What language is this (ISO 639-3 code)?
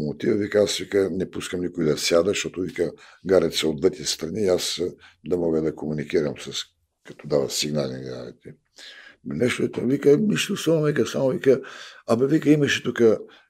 bul